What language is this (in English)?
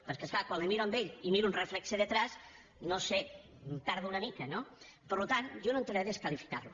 Catalan